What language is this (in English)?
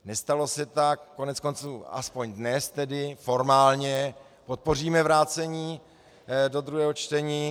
Czech